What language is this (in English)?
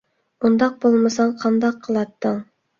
Uyghur